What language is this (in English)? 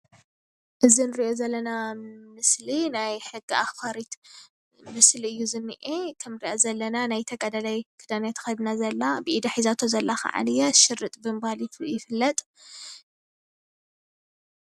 Tigrinya